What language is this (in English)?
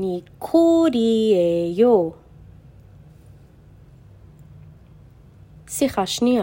Hebrew